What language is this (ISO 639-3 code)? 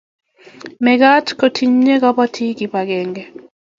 kln